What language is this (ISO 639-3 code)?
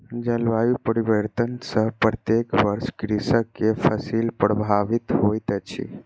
mai